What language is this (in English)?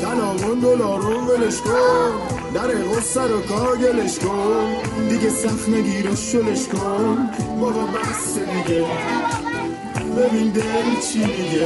Persian